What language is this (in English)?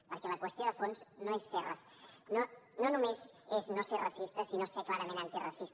Catalan